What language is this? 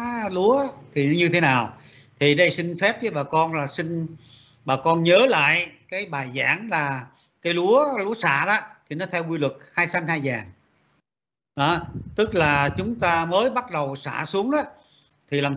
Vietnamese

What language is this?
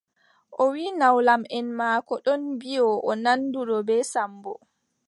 Adamawa Fulfulde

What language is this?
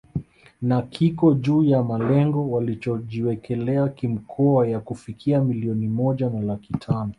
Swahili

